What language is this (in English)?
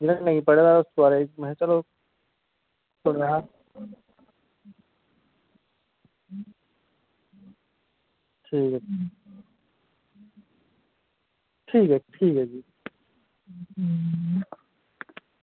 Dogri